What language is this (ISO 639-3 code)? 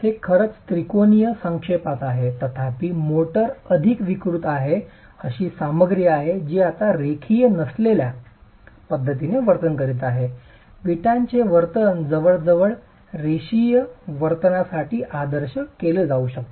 mar